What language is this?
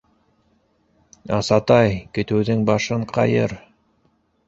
Bashkir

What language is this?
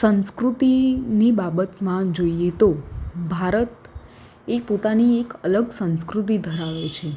Gujarati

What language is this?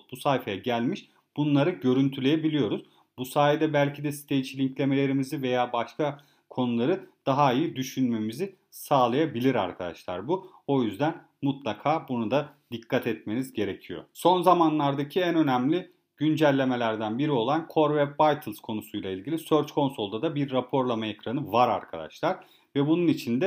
Turkish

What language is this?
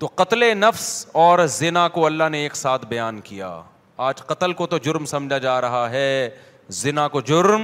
Urdu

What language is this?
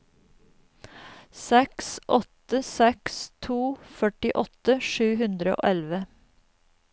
Norwegian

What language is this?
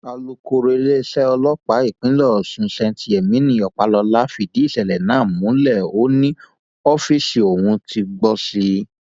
Yoruba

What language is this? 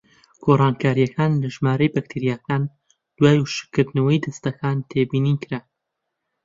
Central Kurdish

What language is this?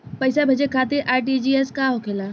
Bhojpuri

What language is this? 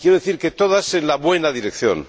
Spanish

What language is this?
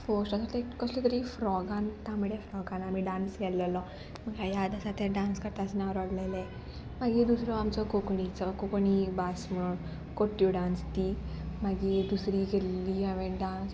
Konkani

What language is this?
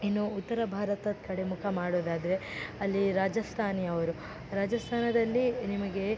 Kannada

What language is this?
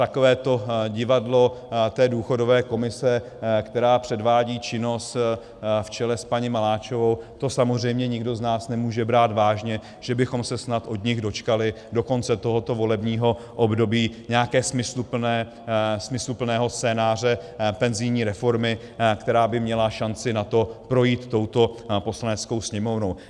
Czech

